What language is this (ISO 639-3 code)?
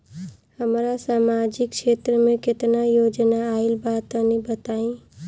bho